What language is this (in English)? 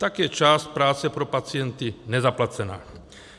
Czech